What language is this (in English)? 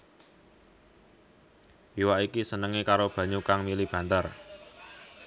Javanese